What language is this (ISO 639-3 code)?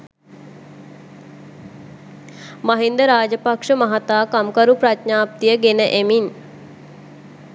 sin